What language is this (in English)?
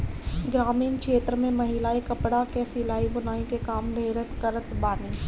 Bhojpuri